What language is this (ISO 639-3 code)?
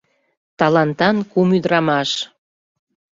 chm